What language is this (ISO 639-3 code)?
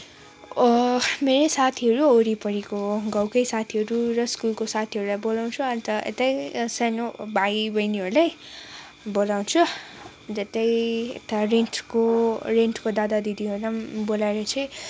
nep